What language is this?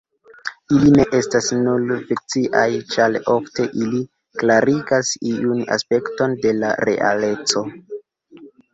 Esperanto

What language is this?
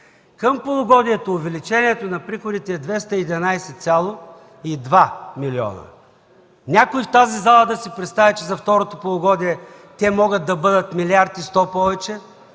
Bulgarian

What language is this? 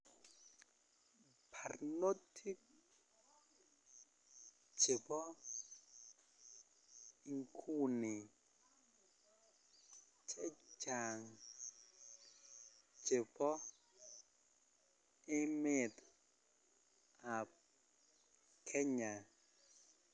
Kalenjin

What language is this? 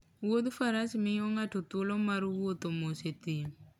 Luo (Kenya and Tanzania)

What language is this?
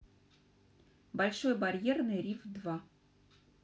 Russian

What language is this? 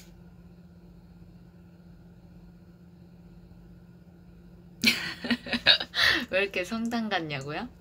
Korean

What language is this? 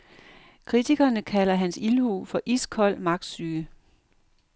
Danish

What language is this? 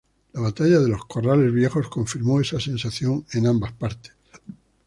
Spanish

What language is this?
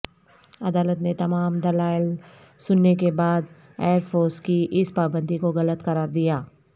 Urdu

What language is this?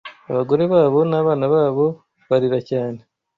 Kinyarwanda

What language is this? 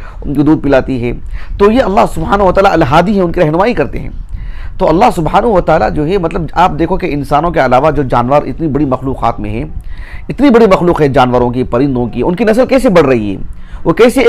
Arabic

